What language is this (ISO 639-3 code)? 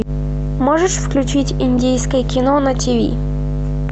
rus